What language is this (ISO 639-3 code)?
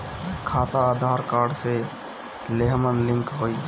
bho